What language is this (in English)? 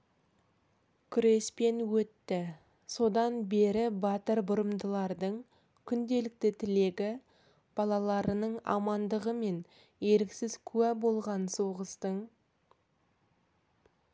Kazakh